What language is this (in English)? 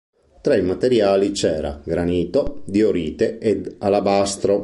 Italian